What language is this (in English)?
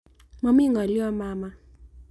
Kalenjin